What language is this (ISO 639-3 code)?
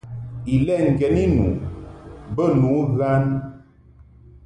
mhk